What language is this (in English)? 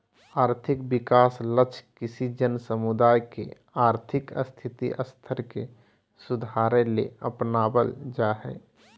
Magahi